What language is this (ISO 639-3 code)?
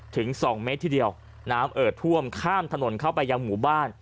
tha